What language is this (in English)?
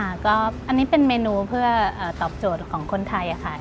Thai